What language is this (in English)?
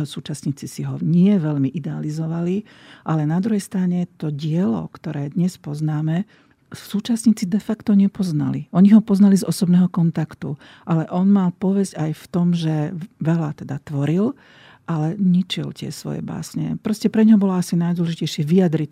Slovak